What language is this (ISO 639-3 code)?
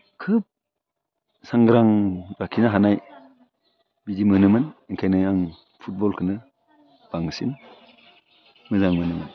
brx